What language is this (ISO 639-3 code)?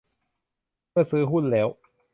tha